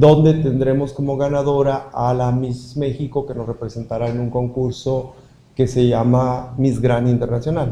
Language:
Spanish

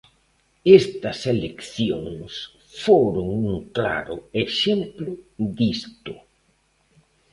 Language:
Galician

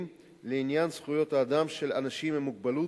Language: Hebrew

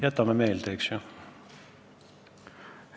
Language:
Estonian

